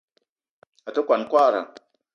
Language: Eton (Cameroon)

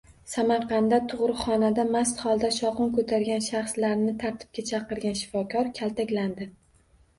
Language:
Uzbek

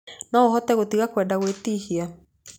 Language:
Kikuyu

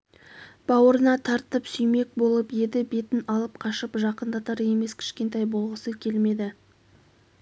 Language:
Kazakh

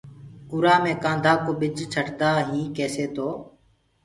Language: Gurgula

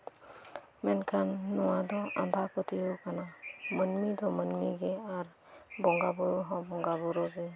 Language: Santali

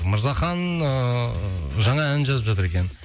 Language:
Kazakh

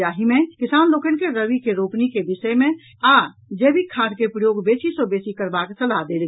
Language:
Maithili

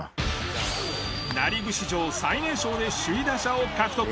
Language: Japanese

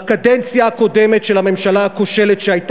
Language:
Hebrew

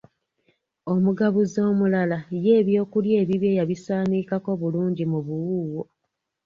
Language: Ganda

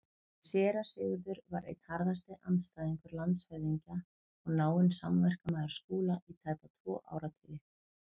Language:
Icelandic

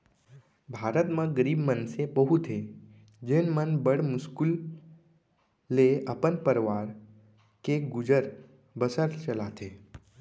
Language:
Chhattisgarhi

